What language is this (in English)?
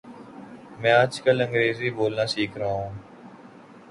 Urdu